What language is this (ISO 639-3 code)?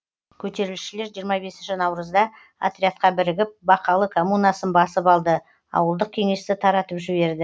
kaz